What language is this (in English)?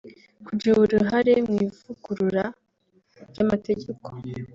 Kinyarwanda